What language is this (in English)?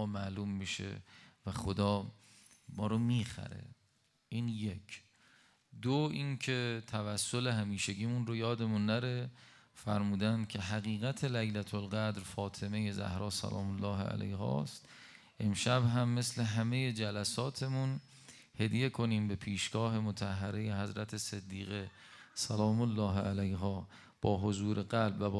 Persian